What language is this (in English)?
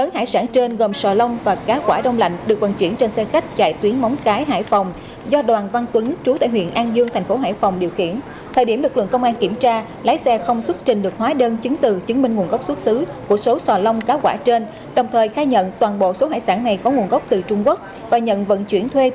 Vietnamese